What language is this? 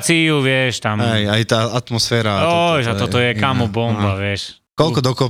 Slovak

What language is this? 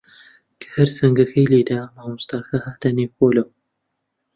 Central Kurdish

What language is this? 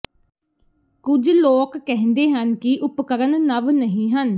Punjabi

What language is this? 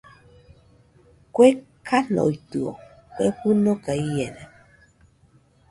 Nüpode Huitoto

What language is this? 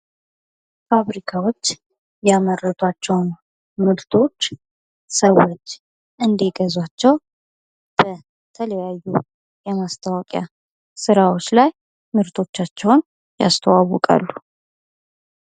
Amharic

